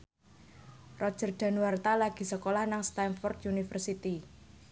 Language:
Javanese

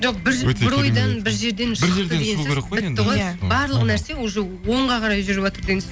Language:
Kazakh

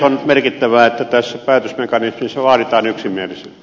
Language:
Finnish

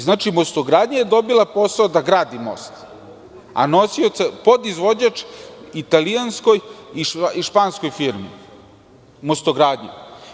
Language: Serbian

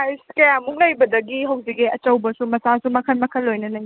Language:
Manipuri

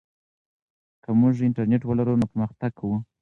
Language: Pashto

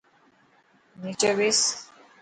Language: Dhatki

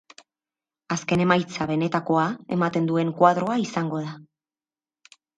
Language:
Basque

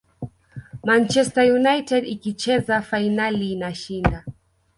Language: Swahili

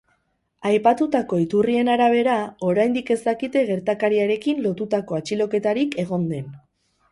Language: Basque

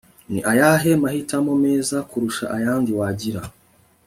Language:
Kinyarwanda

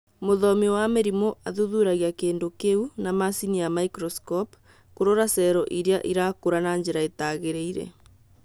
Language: Kikuyu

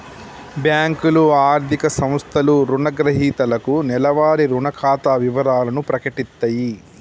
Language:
Telugu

